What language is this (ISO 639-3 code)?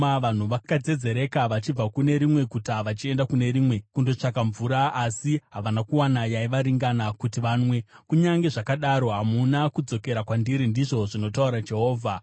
sna